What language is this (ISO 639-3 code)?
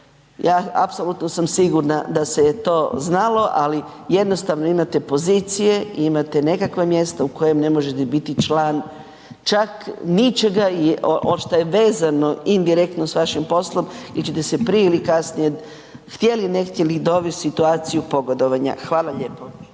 hrv